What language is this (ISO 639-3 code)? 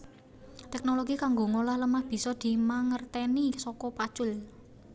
jav